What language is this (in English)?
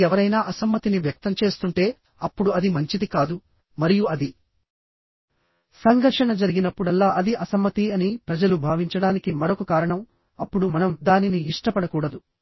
Telugu